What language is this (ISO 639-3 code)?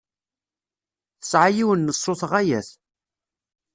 kab